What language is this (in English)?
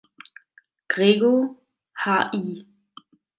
German